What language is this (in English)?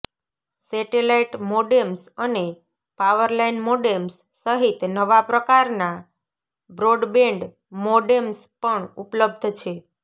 Gujarati